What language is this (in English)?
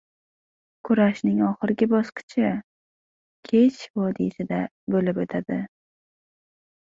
Uzbek